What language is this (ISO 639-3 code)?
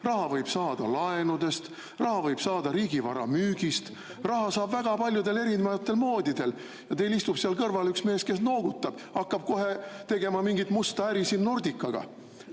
est